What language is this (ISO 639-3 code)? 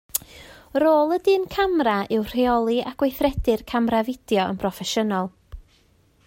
cym